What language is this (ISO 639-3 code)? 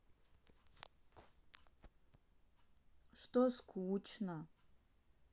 rus